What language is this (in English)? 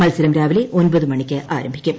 Malayalam